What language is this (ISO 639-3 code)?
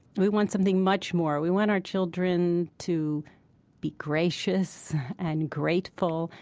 eng